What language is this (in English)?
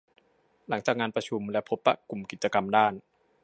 Thai